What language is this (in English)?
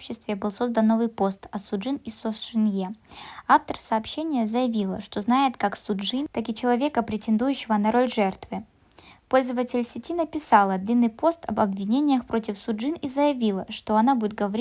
Russian